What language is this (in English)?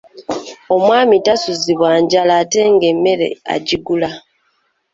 Ganda